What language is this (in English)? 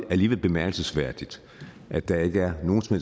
Danish